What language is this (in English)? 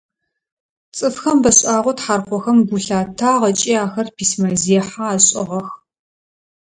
Adyghe